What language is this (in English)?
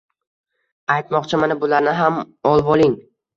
Uzbek